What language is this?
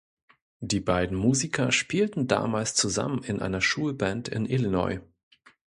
German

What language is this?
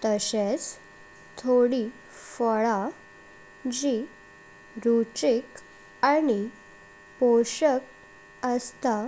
Konkani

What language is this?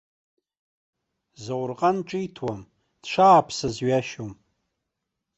Abkhazian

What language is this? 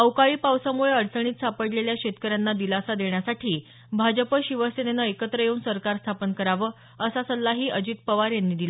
Marathi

